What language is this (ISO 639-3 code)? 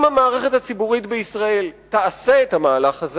heb